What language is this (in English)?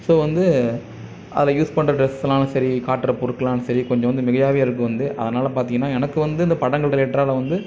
Tamil